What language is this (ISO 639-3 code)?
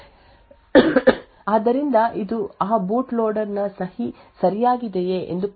kan